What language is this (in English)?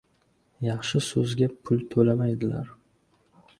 Uzbek